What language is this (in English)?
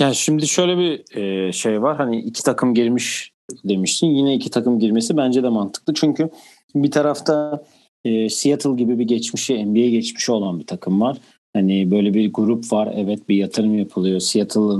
Turkish